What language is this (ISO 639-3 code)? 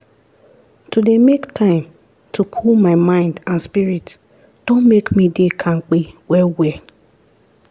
pcm